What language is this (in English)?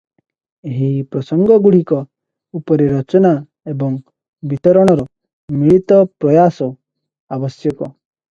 Odia